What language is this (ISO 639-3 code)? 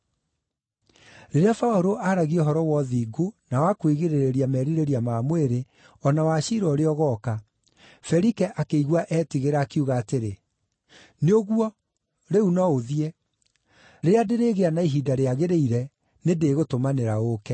kik